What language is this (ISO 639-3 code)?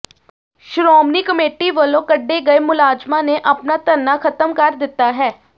pan